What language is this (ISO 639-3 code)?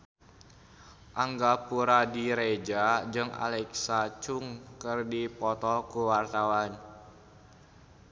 sun